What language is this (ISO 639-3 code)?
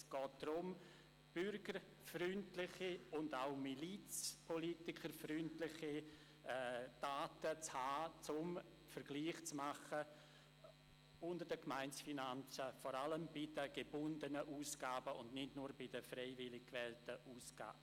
gsw